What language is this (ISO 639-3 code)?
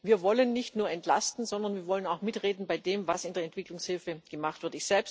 deu